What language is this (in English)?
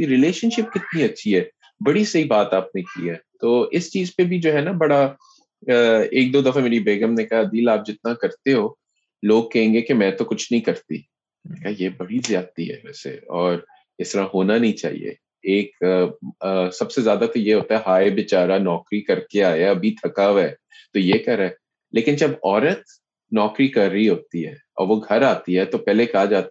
Urdu